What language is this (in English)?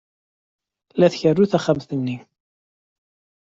Kabyle